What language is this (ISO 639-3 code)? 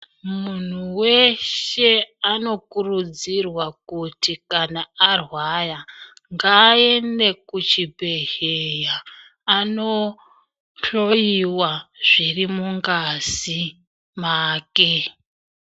ndc